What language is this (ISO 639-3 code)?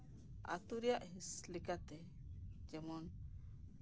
sat